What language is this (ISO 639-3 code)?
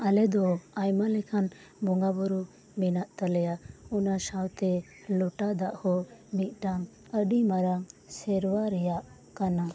sat